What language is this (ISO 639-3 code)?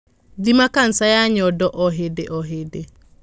kik